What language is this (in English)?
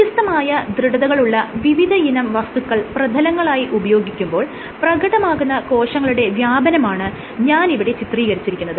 Malayalam